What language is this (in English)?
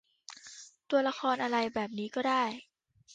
Thai